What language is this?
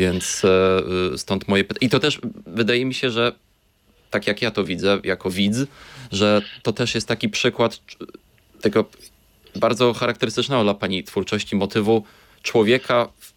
Polish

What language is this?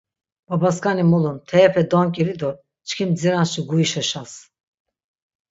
Laz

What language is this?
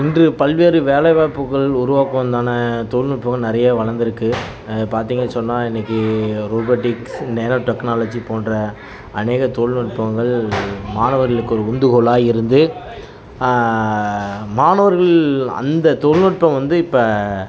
Tamil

